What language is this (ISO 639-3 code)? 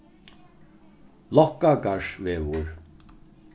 fao